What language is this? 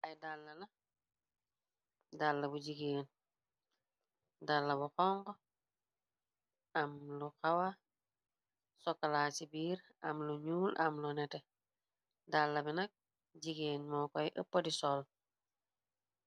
Wolof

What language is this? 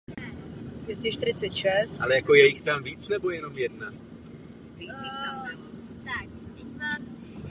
Czech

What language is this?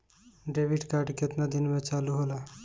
Bhojpuri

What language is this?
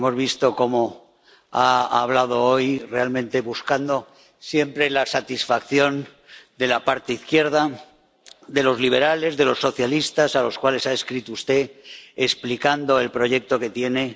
Spanish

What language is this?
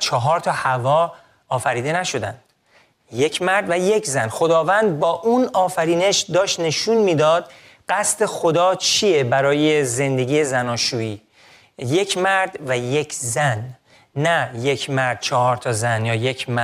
Persian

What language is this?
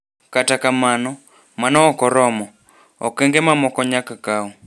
Luo (Kenya and Tanzania)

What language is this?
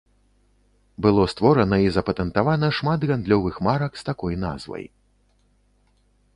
Belarusian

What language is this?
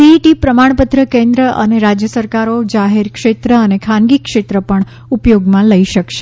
Gujarati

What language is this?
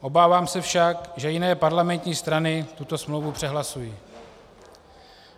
Czech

